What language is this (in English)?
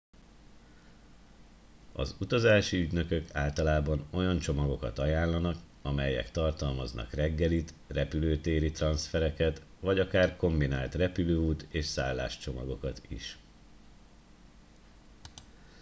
Hungarian